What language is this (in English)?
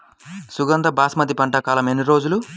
Telugu